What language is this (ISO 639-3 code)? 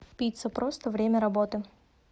rus